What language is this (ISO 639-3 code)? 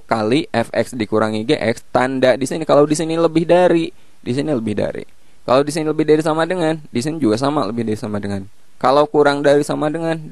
ind